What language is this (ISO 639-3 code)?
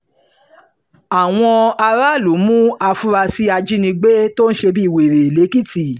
yor